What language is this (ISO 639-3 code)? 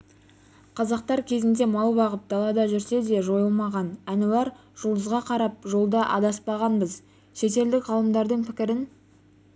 kaz